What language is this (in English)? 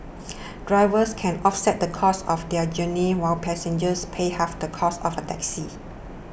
English